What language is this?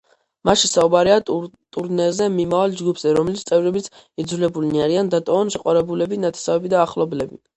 Georgian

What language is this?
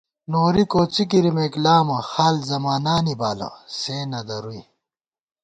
Gawar-Bati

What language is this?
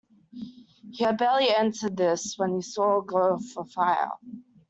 English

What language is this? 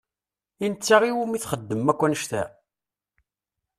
Kabyle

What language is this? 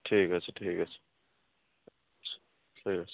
Bangla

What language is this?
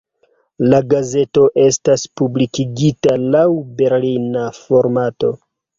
Esperanto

